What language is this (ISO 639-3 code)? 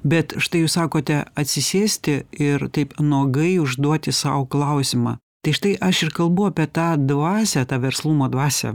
lit